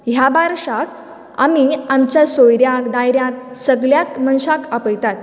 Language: Konkani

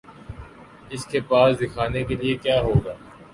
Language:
Urdu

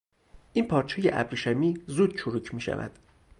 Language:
Persian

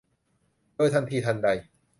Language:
Thai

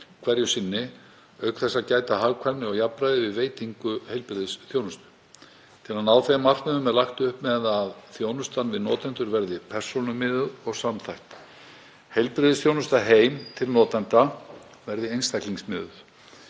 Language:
Icelandic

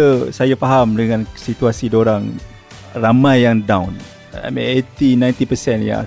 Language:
Malay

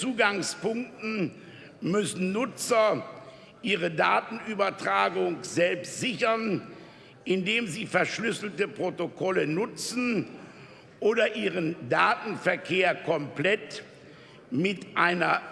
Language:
German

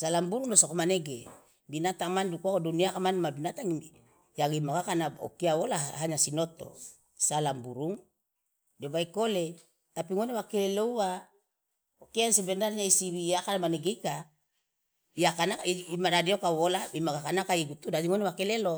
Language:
Loloda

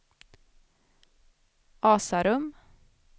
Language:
Swedish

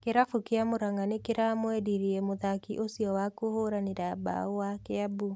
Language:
Kikuyu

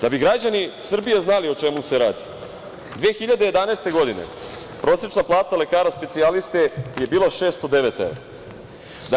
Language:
Serbian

